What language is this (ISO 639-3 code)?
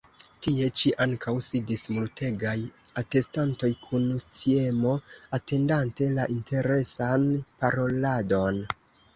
epo